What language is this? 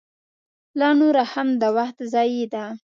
Pashto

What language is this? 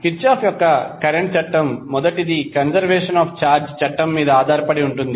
Telugu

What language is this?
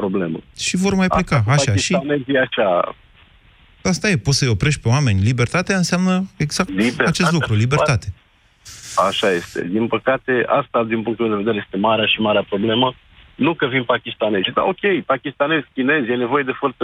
Romanian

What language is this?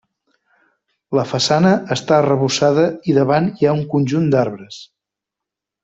Catalan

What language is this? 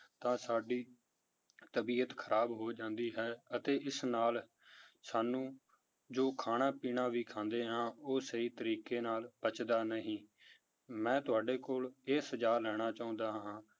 Punjabi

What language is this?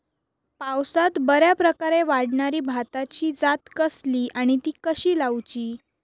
Marathi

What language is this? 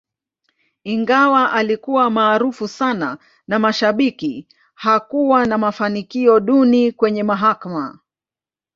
Swahili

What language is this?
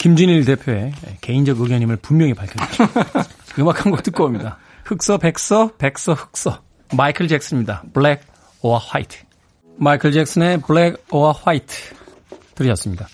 Korean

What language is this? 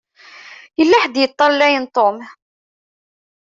Kabyle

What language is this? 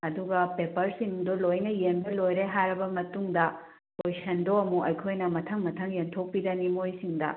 Manipuri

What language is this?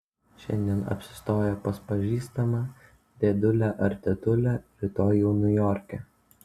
Lithuanian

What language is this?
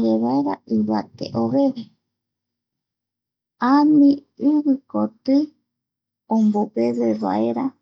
Eastern Bolivian Guaraní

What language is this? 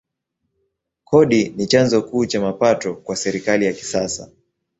Swahili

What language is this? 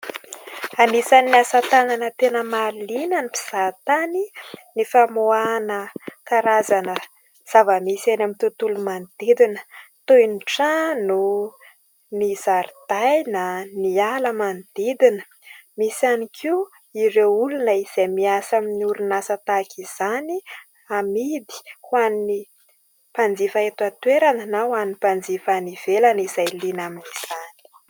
Malagasy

